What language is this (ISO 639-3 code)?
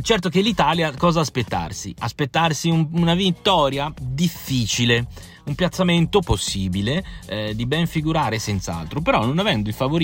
ita